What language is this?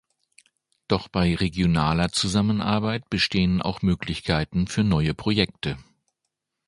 German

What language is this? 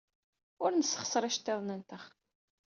Kabyle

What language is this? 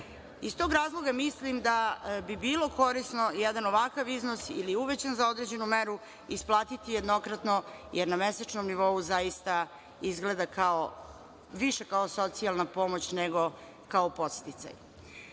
Serbian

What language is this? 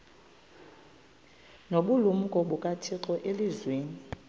Xhosa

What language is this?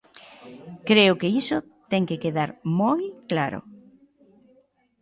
Galician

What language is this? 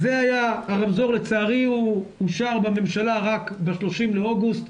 Hebrew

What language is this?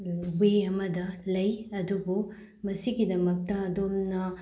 Manipuri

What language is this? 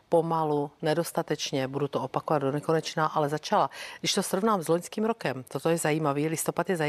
Czech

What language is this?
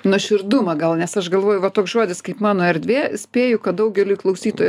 Lithuanian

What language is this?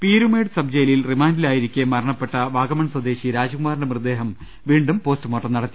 Malayalam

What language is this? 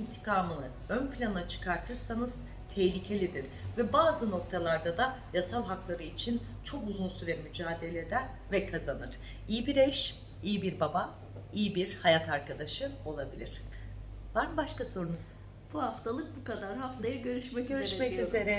Turkish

